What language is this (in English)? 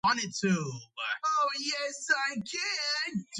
Georgian